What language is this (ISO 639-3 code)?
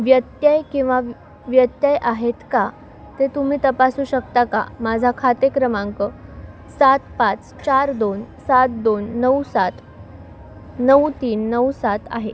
mar